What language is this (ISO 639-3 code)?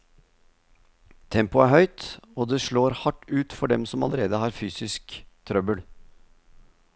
nor